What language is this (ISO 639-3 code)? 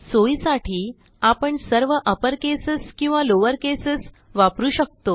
mar